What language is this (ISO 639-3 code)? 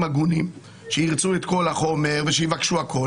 heb